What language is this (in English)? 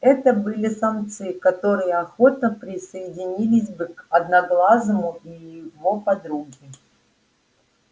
Russian